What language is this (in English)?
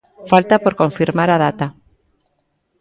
Galician